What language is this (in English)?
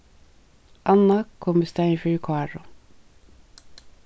Faroese